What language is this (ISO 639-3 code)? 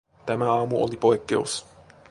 fin